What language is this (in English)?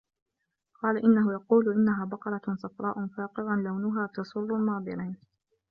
Arabic